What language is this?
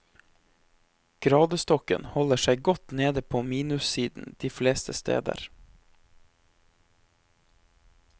Norwegian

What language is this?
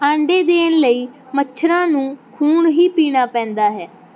Punjabi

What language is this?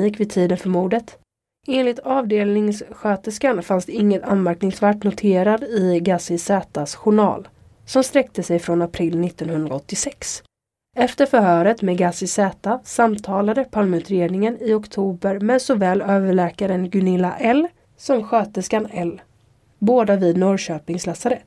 Swedish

